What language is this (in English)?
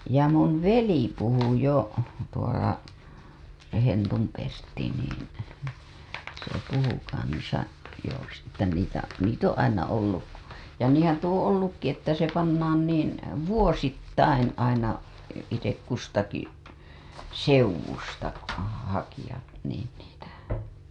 Finnish